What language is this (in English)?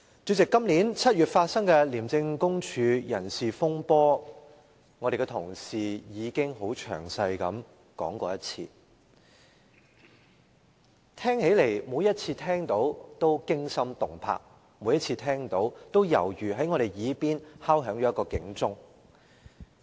Cantonese